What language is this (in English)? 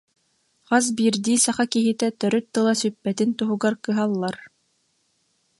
Yakut